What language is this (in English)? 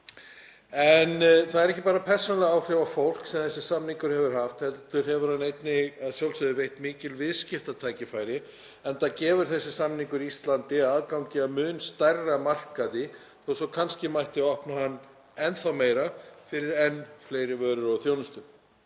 Icelandic